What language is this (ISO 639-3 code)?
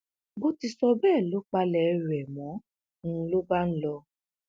yor